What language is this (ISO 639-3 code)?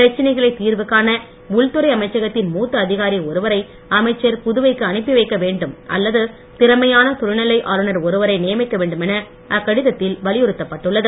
tam